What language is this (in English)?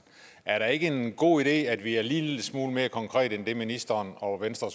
Danish